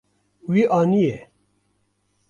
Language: Kurdish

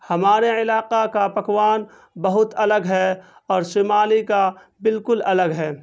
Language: Urdu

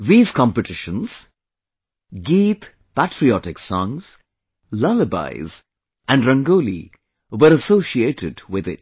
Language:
English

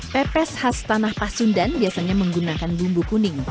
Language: Indonesian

